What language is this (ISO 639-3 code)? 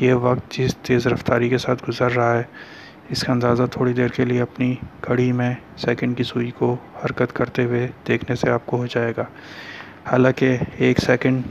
urd